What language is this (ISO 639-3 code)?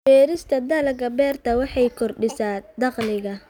som